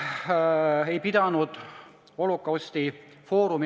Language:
Estonian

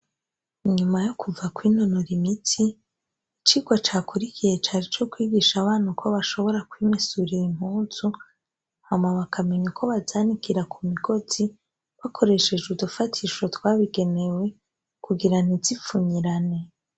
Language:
Rundi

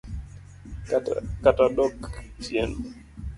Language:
Luo (Kenya and Tanzania)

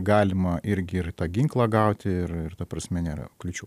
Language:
Lithuanian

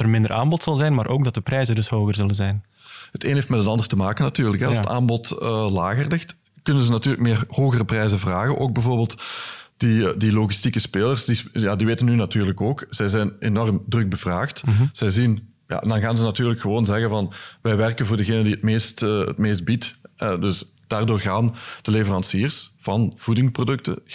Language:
Dutch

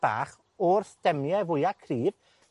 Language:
Welsh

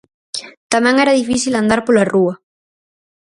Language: Galician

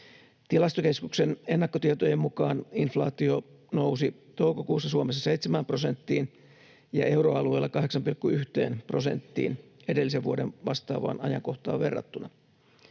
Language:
Finnish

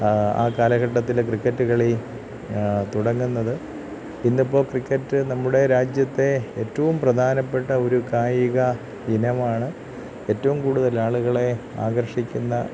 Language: Malayalam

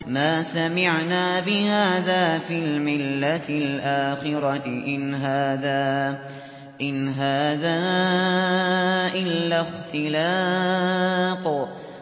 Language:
Arabic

